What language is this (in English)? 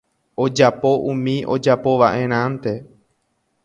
Guarani